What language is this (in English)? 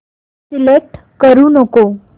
Marathi